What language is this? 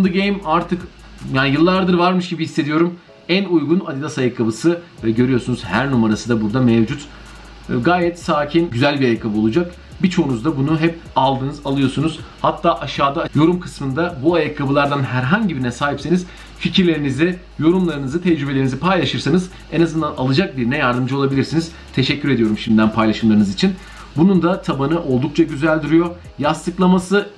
Turkish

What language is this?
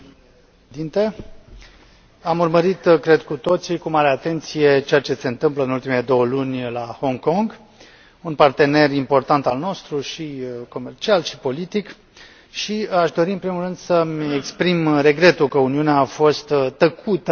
Romanian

